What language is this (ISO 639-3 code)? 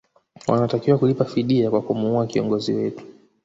swa